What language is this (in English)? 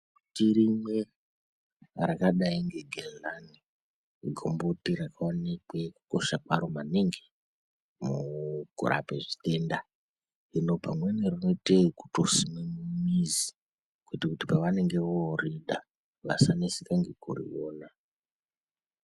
Ndau